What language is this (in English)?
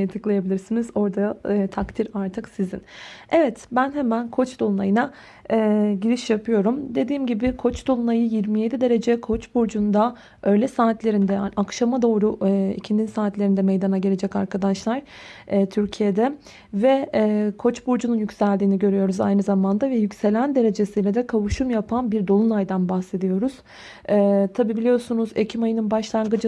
Turkish